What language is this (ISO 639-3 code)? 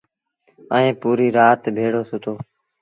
sbn